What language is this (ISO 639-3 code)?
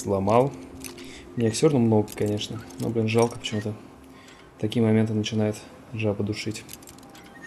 rus